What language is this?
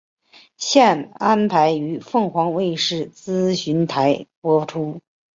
Chinese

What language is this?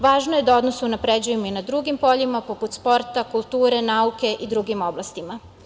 Serbian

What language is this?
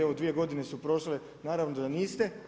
Croatian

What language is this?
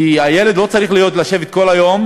Hebrew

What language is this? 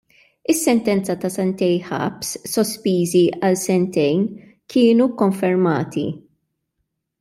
Maltese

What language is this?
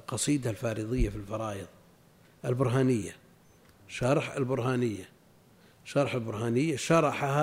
Arabic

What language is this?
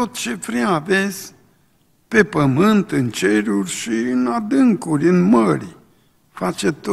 Romanian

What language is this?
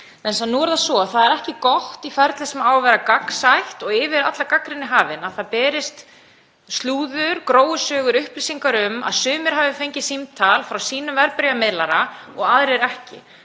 Icelandic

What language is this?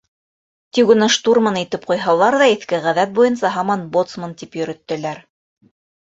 Bashkir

